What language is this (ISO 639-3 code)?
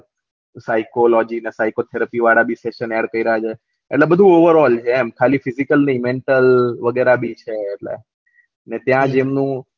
guj